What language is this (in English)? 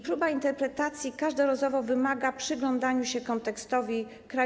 Polish